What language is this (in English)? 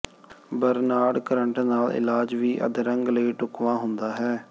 Punjabi